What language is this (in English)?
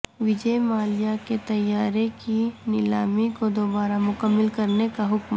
Urdu